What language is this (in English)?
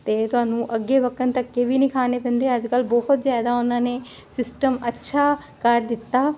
Punjabi